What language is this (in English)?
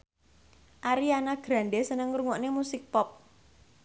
Javanese